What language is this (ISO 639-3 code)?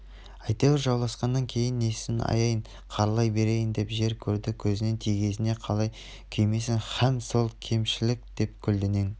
kaz